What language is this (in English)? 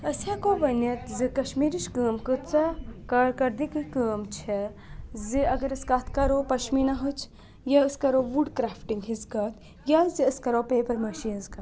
Kashmiri